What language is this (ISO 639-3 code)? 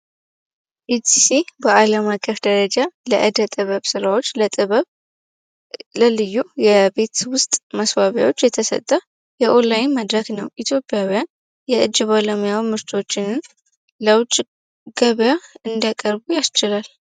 amh